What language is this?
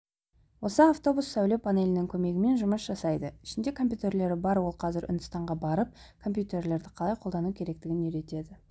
Kazakh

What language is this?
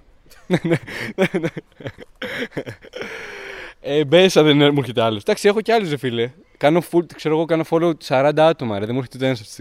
Greek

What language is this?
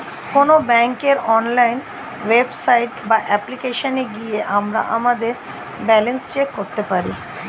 Bangla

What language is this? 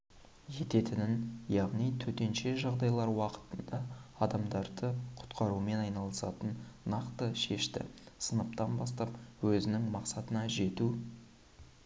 Kazakh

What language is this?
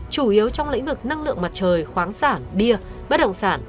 Vietnamese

